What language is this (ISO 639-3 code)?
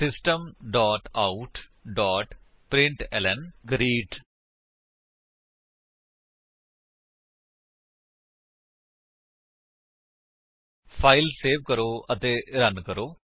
pan